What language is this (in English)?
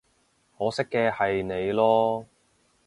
Cantonese